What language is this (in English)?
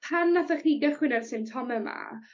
Welsh